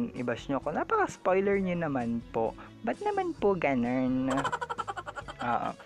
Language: Filipino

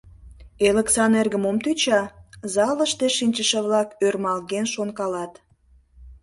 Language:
Mari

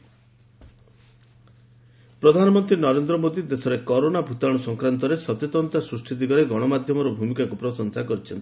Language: Odia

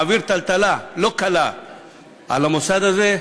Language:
Hebrew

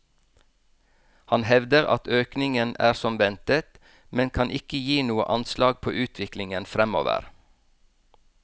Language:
Norwegian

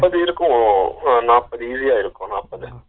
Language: Tamil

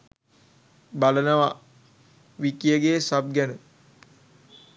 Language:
Sinhala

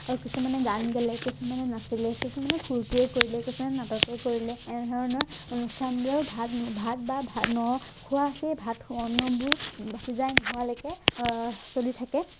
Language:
Assamese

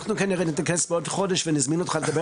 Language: Hebrew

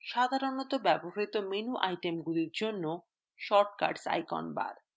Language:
Bangla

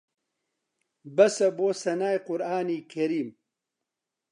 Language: Central Kurdish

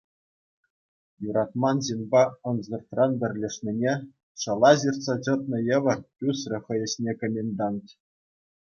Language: Chuvash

